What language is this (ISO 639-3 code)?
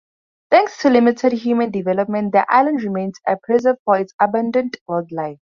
eng